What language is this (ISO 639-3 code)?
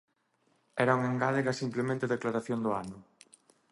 glg